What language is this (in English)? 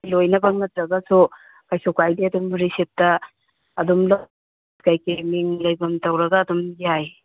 Manipuri